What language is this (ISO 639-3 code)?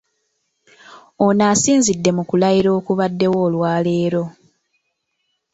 lug